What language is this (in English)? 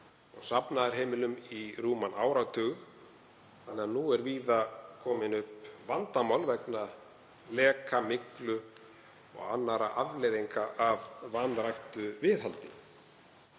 Icelandic